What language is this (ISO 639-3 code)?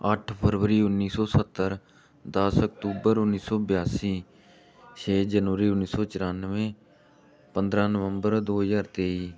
pan